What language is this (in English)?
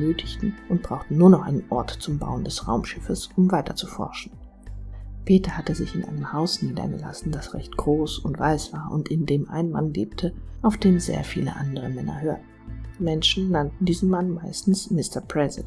German